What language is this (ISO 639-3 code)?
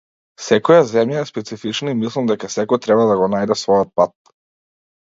mkd